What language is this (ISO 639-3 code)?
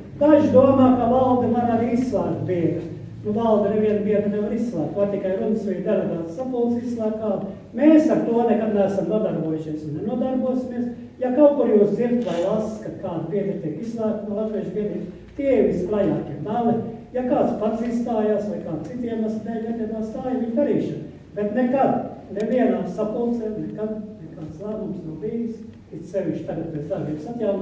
por